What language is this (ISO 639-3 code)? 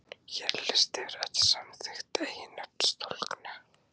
isl